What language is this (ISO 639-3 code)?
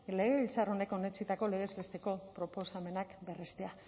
eus